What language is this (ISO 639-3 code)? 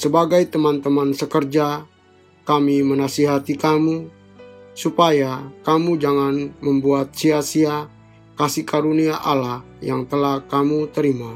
ind